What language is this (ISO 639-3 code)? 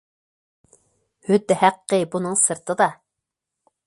uig